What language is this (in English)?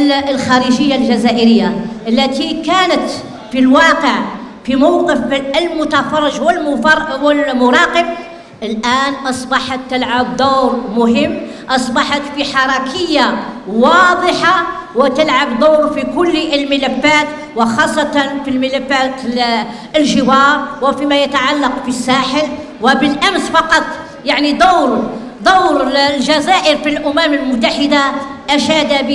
Arabic